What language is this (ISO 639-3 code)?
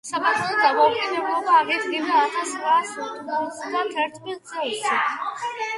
kat